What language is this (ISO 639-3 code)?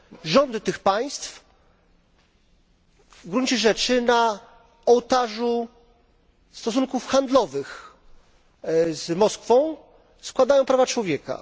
pol